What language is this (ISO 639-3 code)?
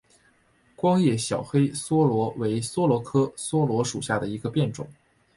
zho